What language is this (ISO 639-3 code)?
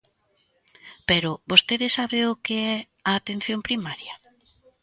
glg